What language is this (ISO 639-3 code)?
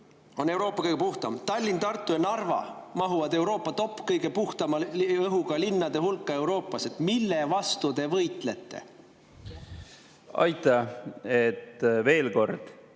est